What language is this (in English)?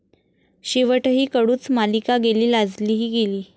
Marathi